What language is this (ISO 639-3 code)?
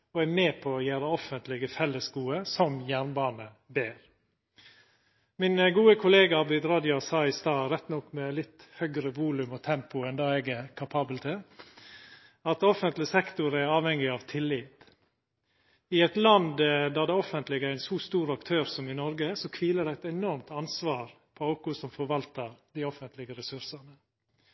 nno